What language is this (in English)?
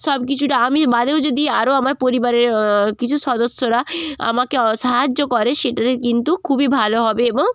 Bangla